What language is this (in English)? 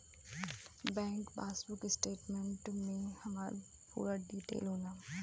Bhojpuri